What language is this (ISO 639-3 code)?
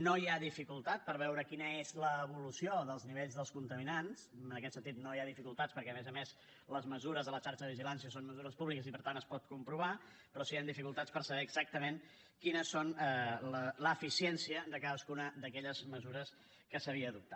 cat